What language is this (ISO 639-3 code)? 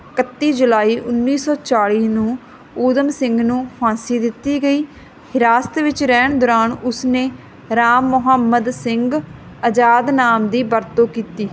pan